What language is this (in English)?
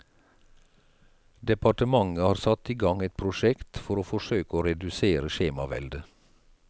Norwegian